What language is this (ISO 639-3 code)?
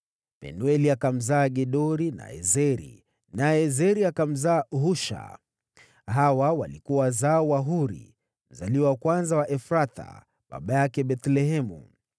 swa